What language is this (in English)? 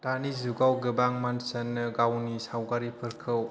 Bodo